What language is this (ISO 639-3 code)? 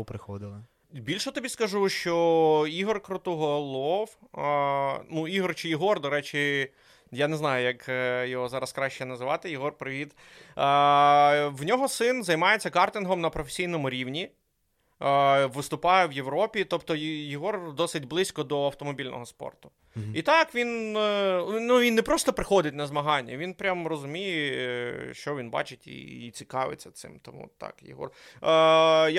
ukr